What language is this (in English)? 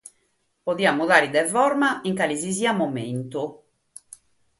Sardinian